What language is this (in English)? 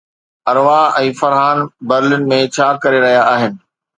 Sindhi